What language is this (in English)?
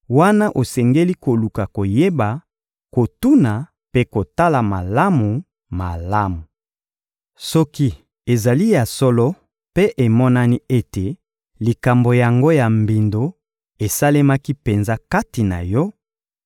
Lingala